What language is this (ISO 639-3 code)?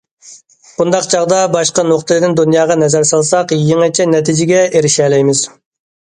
uig